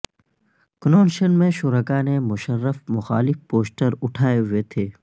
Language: Urdu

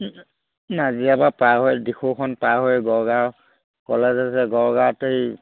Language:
Assamese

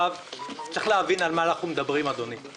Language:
Hebrew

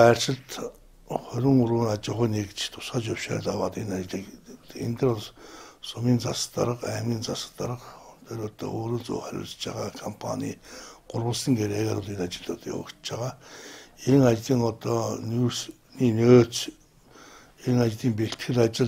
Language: Turkish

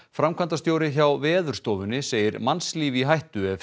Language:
Icelandic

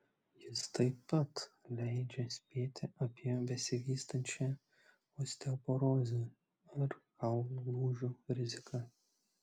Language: Lithuanian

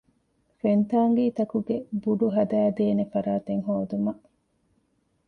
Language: Divehi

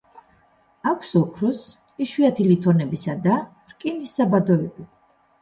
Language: Georgian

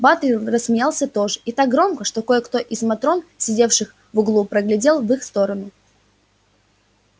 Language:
Russian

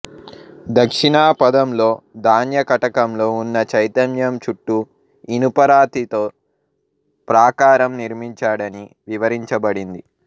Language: Telugu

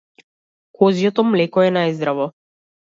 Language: Macedonian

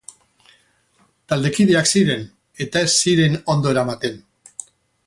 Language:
Basque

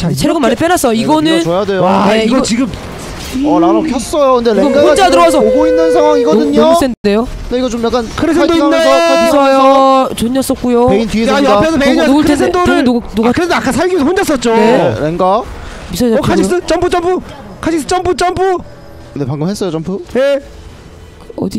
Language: Korean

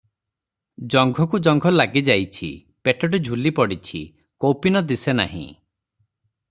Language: Odia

